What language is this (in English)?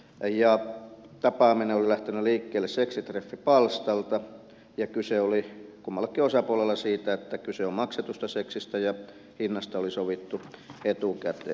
Finnish